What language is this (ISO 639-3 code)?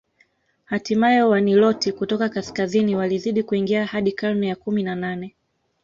swa